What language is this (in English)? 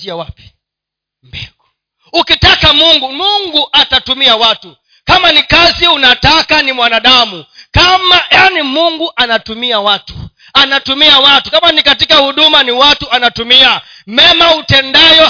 Swahili